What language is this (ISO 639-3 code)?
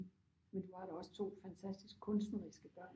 dan